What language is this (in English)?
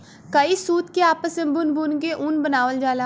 Bhojpuri